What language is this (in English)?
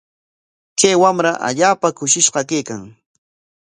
Corongo Ancash Quechua